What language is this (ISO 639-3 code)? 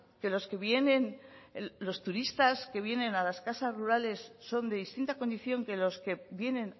spa